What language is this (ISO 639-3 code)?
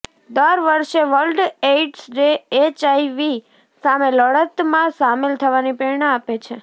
guj